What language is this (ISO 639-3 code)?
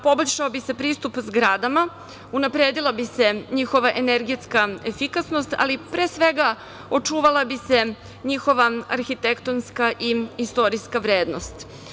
srp